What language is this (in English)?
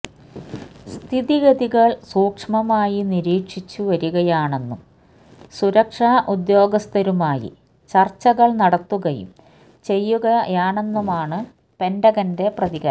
Malayalam